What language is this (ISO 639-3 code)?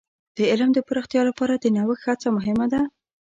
pus